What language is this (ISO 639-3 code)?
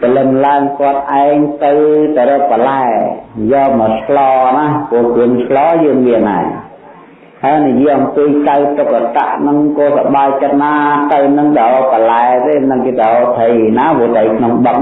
vie